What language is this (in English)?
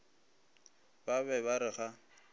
Northern Sotho